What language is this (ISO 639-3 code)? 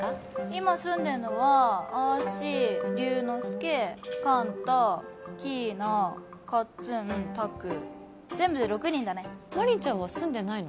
jpn